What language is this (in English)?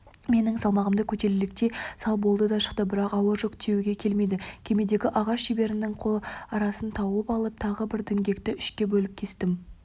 Kazakh